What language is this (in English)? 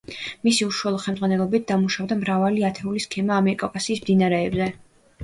Georgian